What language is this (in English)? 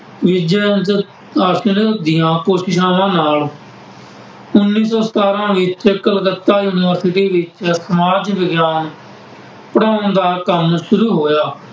Punjabi